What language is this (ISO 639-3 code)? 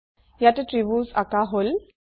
asm